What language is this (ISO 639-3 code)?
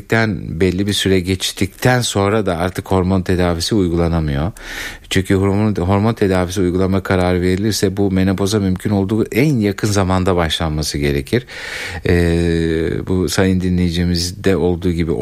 tur